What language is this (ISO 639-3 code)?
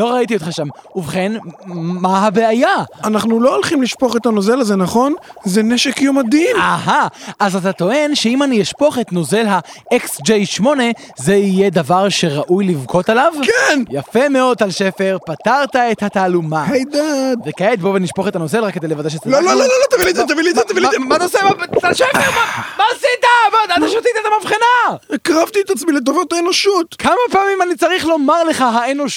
heb